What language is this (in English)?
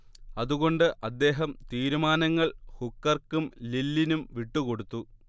Malayalam